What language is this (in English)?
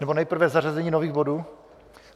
Czech